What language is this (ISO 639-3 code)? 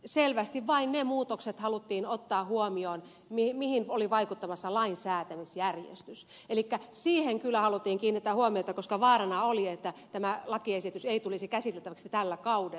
fin